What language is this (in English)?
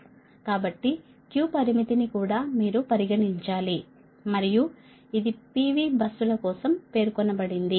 Telugu